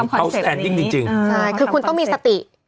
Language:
Thai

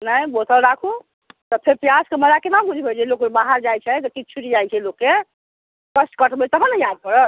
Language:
Maithili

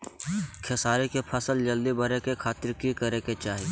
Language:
Magahi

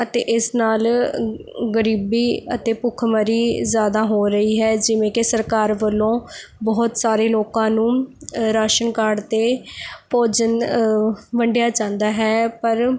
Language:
Punjabi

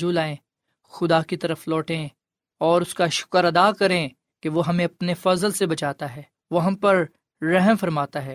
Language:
Urdu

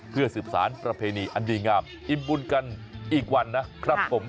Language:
Thai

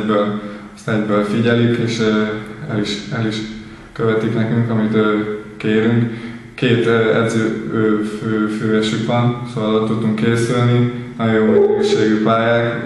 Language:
Hungarian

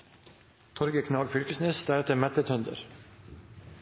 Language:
Norwegian Nynorsk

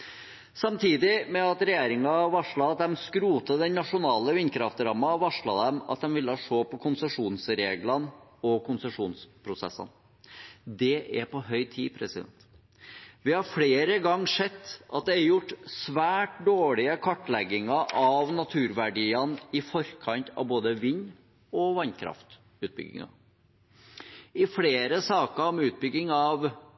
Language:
Norwegian Bokmål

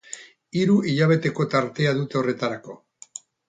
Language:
Basque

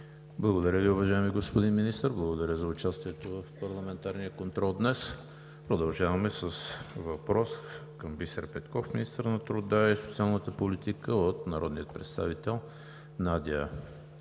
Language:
Bulgarian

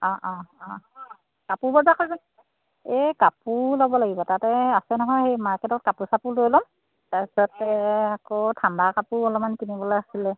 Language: Assamese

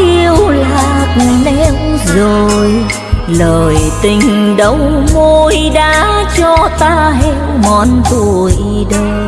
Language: Vietnamese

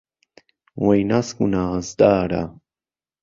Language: Central Kurdish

